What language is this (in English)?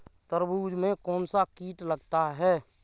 Hindi